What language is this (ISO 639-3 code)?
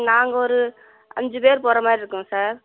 tam